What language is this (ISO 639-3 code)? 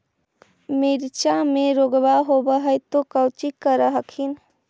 mag